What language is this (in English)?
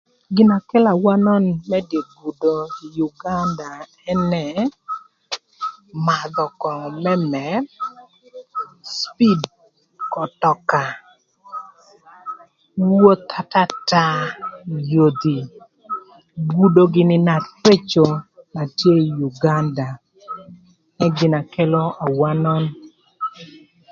Thur